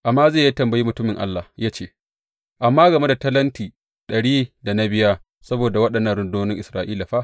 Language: Hausa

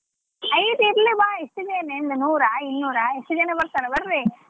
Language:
Kannada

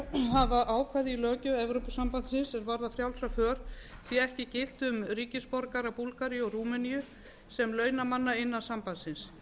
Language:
Icelandic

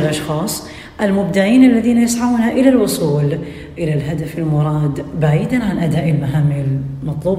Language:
Arabic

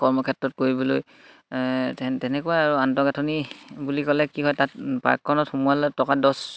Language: Assamese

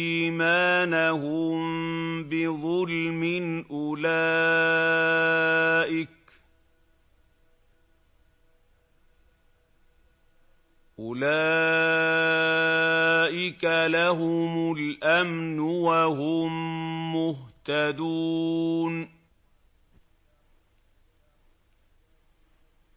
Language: Arabic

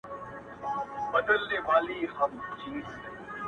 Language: Pashto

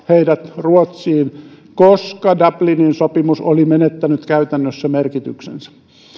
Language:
Finnish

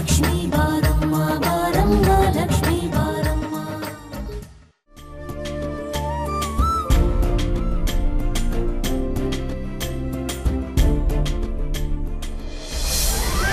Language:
Kannada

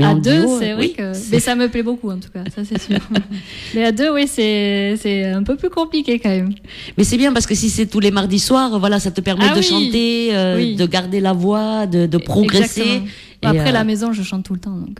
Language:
French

